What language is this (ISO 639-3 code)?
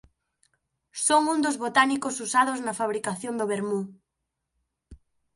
glg